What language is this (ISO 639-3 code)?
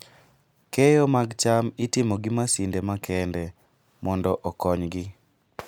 luo